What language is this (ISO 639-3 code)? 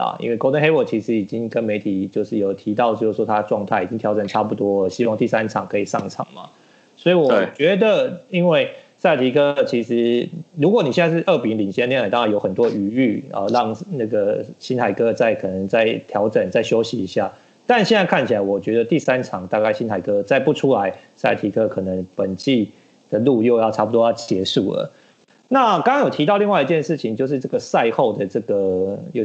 zho